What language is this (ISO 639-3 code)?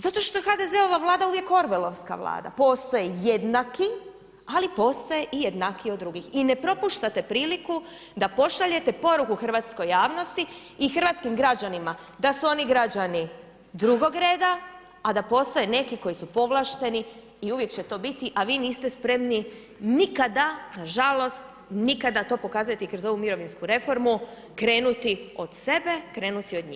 hrv